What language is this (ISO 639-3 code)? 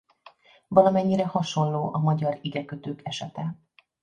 hun